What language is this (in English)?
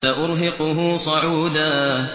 Arabic